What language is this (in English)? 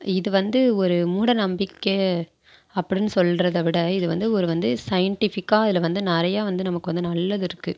Tamil